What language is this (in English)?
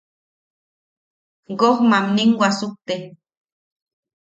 Yaqui